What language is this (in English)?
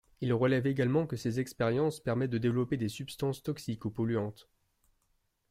French